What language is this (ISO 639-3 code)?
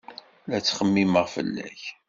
kab